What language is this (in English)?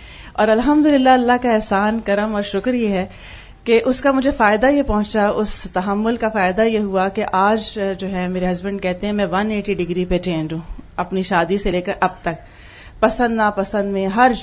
Urdu